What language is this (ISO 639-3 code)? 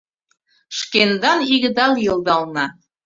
chm